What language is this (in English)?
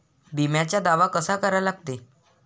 Marathi